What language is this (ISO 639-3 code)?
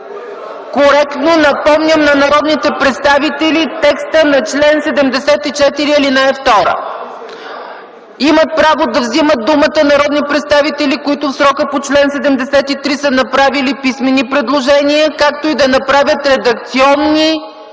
bul